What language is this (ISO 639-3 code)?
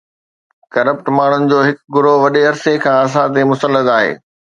snd